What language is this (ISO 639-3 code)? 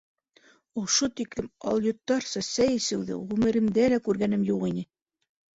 bak